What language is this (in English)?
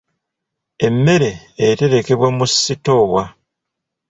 Ganda